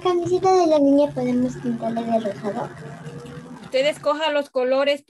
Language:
Spanish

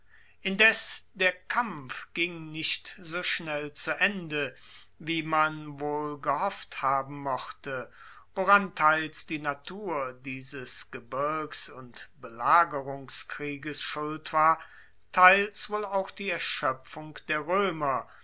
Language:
German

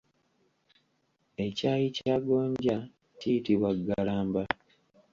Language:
Ganda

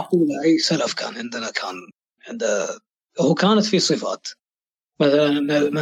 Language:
Arabic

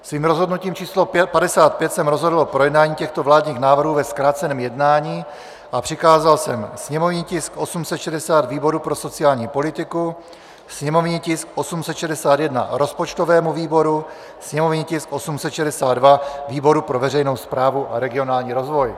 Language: Czech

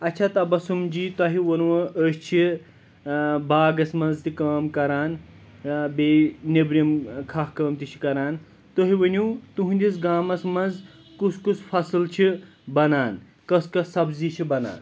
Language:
Kashmiri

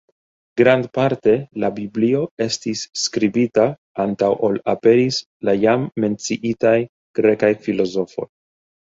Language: Esperanto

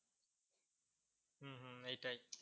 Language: Bangla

